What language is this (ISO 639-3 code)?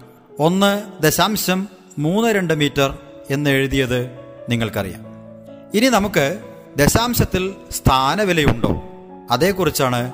mal